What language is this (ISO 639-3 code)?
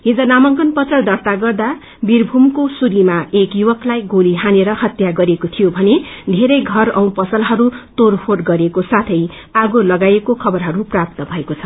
nep